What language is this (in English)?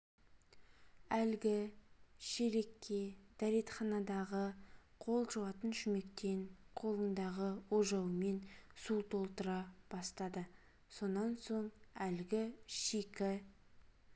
Kazakh